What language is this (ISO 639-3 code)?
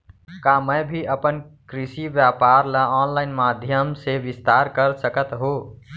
hne